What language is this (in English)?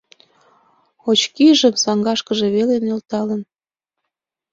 Mari